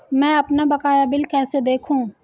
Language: Hindi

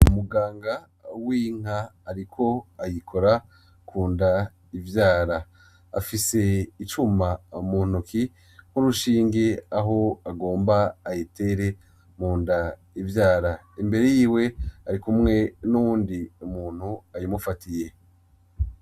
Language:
Rundi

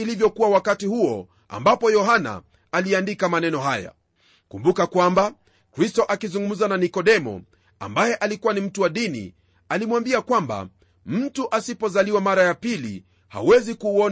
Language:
Swahili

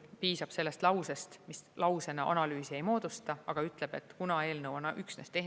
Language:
Estonian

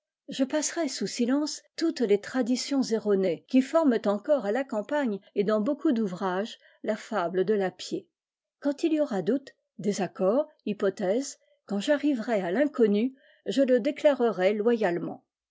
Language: French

